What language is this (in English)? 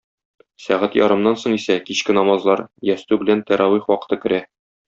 Tatar